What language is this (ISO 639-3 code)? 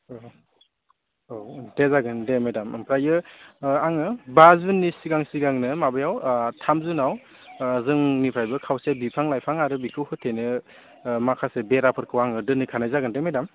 brx